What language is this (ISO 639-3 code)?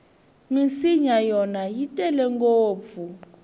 tso